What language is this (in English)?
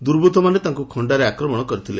Odia